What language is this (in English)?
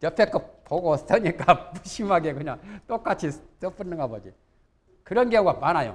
Korean